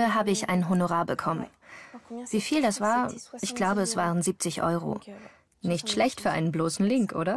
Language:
German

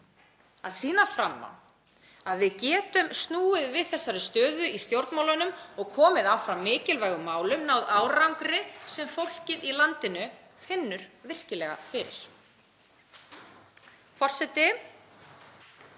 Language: Icelandic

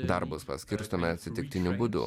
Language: Lithuanian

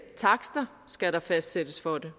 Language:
Danish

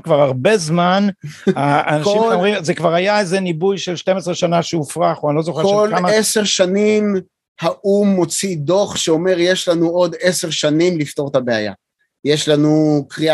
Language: Hebrew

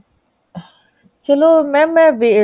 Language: Punjabi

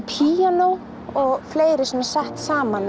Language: Icelandic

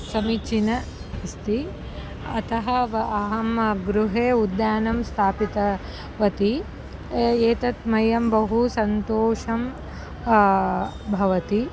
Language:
Sanskrit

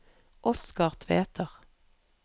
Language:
Norwegian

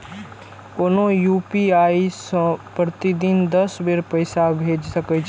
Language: Maithili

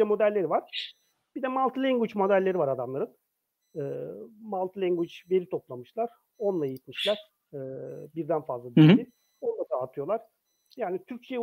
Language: Turkish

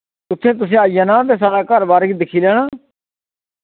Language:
Dogri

